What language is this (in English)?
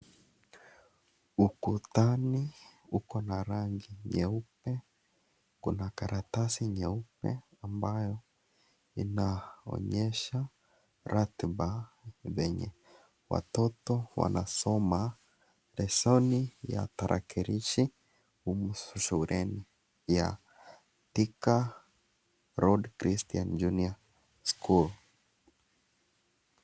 Swahili